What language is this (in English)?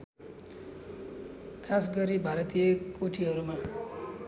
Nepali